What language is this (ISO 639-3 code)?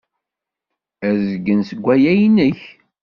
kab